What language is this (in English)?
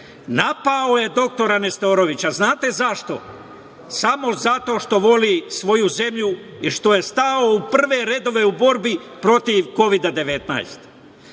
Serbian